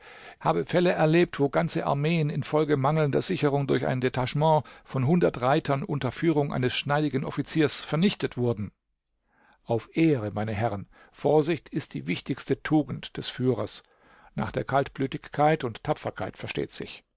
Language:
German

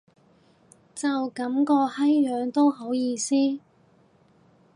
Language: Cantonese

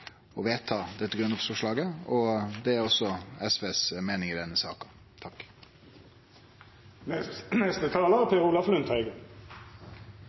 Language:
Norwegian Nynorsk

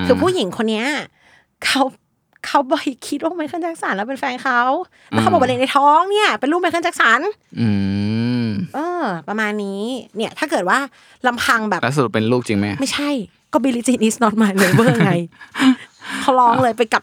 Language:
Thai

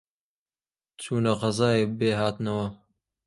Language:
Central Kurdish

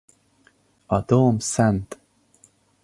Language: Hungarian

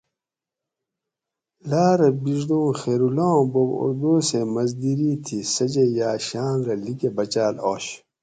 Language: Gawri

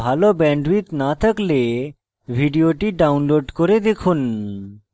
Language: Bangla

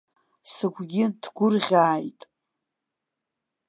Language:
Abkhazian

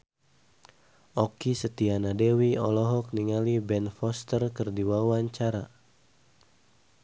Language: Sundanese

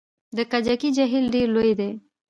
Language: Pashto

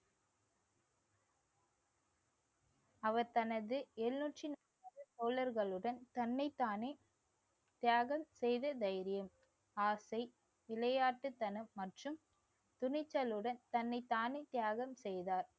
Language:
Tamil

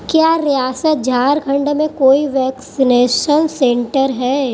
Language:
Urdu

